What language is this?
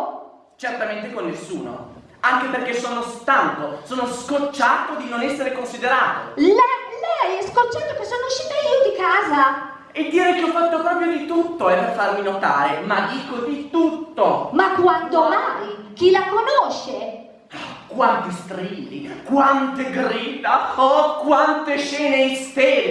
Italian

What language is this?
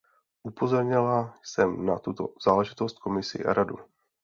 Czech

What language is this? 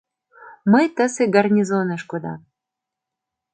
Mari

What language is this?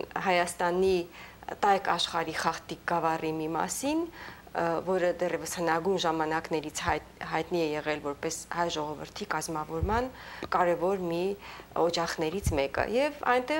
Romanian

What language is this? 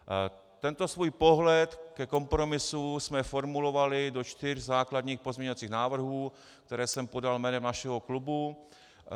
Czech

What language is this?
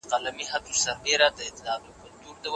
Pashto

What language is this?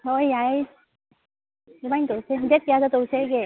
Manipuri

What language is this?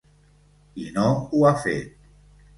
Catalan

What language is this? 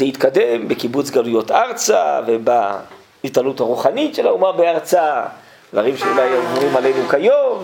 Hebrew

